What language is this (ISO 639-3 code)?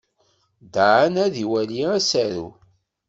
kab